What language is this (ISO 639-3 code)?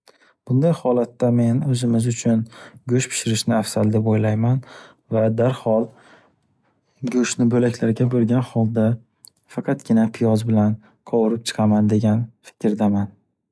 uzb